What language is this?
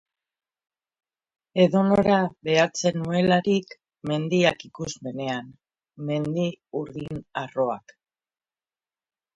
Basque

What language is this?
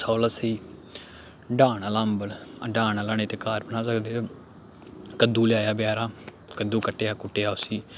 Dogri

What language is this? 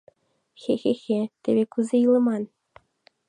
Mari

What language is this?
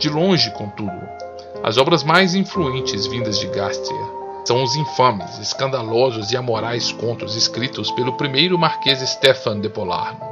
Portuguese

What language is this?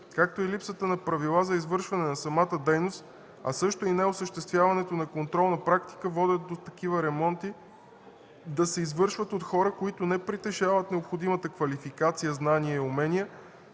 Bulgarian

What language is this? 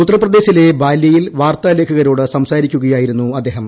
Malayalam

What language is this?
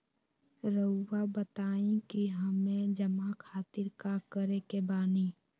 Magahi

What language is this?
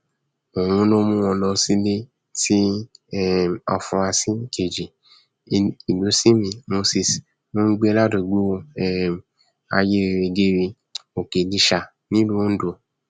Yoruba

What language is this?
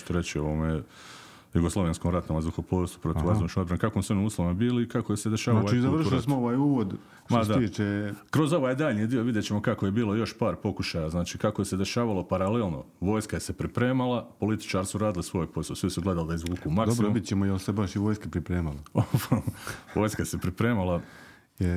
Croatian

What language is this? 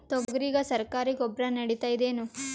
Kannada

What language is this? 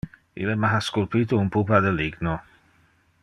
Interlingua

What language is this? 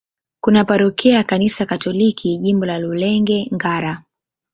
Swahili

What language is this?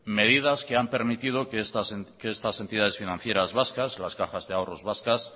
Spanish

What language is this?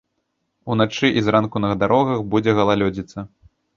Belarusian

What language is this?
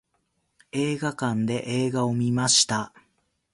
Japanese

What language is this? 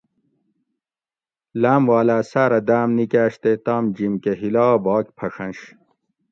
Gawri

